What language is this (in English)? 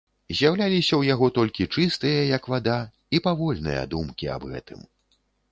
Belarusian